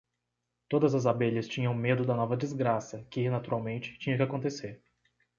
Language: Portuguese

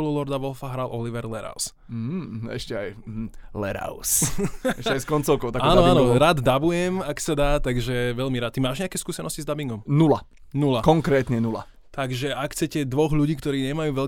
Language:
Slovak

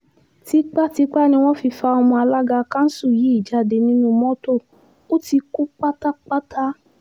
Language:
Yoruba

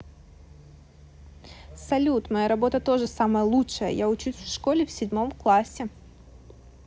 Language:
Russian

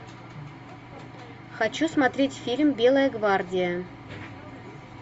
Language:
Russian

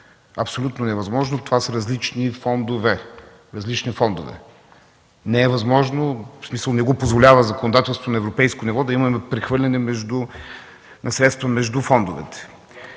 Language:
Bulgarian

